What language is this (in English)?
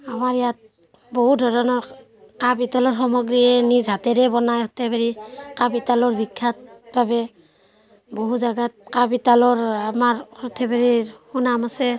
Assamese